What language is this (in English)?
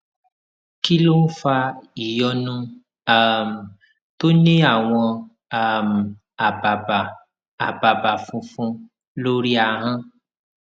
Yoruba